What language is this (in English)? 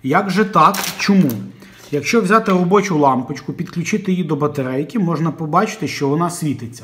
Ukrainian